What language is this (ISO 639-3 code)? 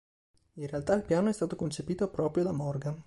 ita